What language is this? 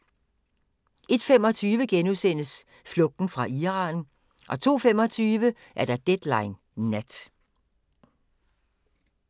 Danish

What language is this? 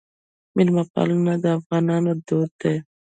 Pashto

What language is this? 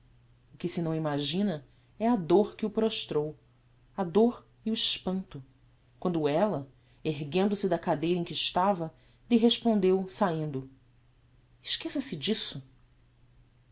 Portuguese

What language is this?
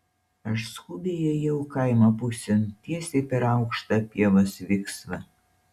Lithuanian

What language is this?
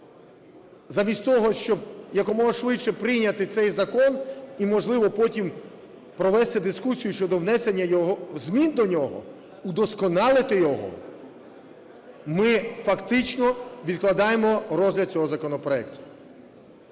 Ukrainian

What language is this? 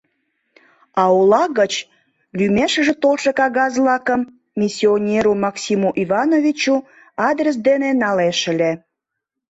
Mari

